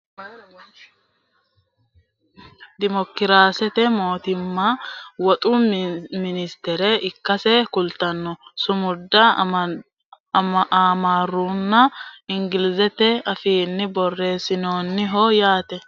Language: Sidamo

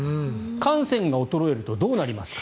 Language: Japanese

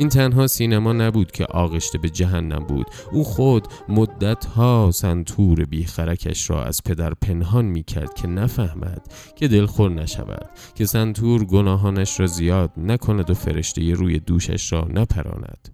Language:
Persian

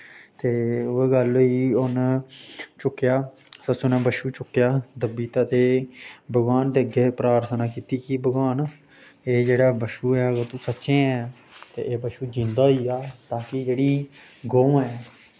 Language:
Dogri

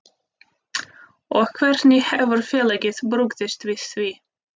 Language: Icelandic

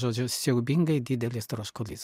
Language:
Lithuanian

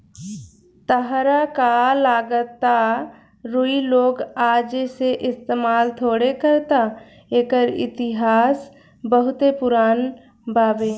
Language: Bhojpuri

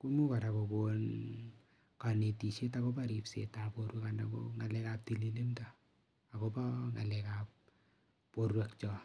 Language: Kalenjin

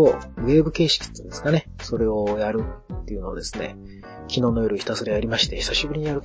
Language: Japanese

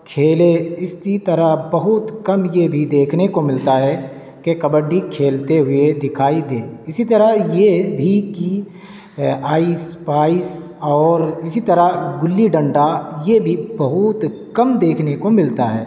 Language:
Urdu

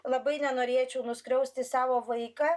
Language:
Lithuanian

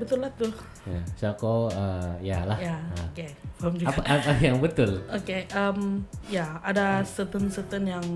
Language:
Malay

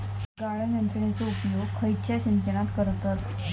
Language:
Marathi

